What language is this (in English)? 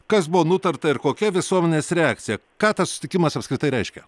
Lithuanian